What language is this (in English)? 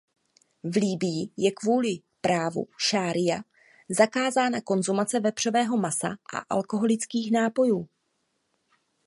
Czech